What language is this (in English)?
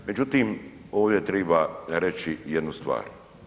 Croatian